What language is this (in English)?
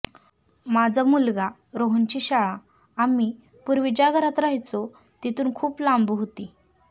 Marathi